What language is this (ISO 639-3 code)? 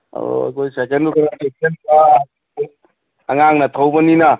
mni